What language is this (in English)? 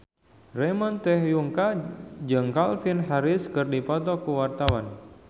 Sundanese